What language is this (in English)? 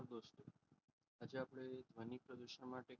Gujarati